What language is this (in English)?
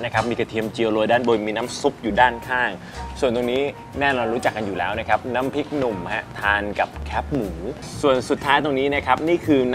Thai